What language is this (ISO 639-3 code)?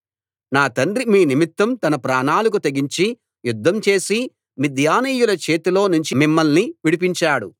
tel